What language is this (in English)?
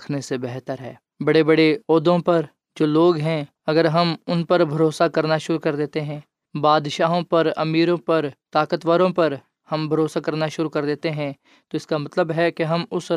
Urdu